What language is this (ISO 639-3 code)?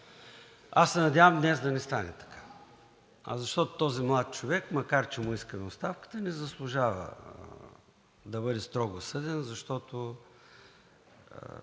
bul